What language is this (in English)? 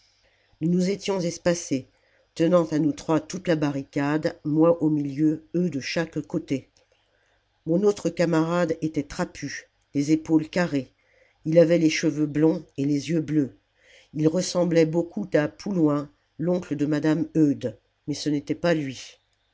French